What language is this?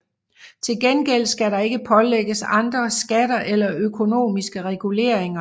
Danish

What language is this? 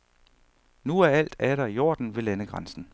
Danish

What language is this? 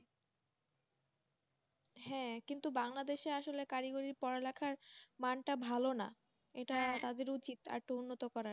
Bangla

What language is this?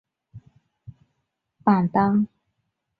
Chinese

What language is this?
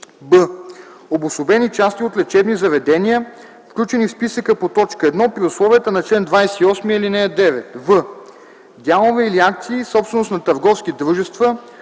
Bulgarian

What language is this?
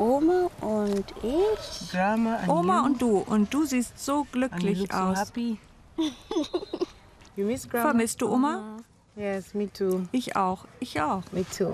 German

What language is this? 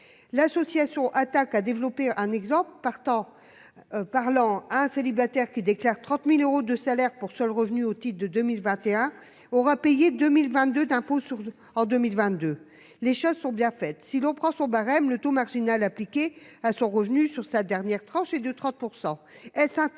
French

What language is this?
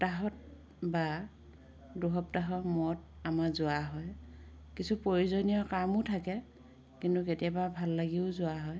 Assamese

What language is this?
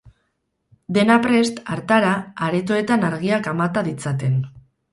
Basque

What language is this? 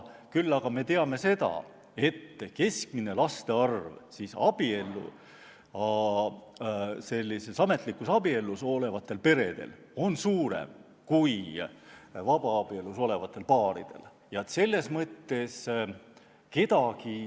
Estonian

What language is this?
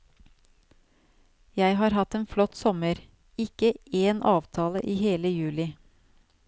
Norwegian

